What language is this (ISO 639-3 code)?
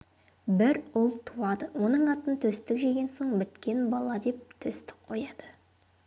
kaz